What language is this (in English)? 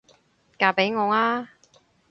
Cantonese